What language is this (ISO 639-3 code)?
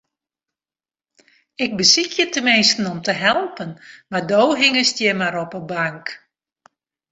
fry